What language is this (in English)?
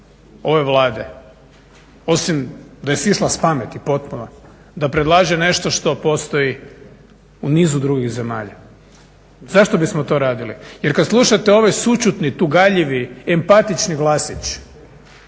Croatian